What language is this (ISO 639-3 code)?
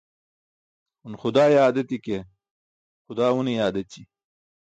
bsk